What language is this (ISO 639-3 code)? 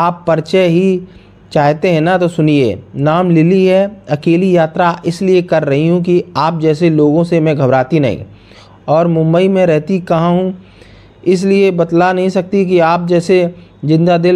hin